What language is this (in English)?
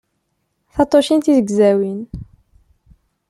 Kabyle